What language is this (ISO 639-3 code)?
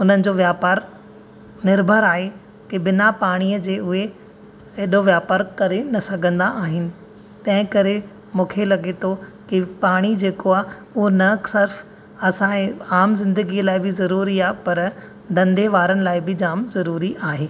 snd